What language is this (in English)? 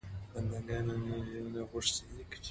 Pashto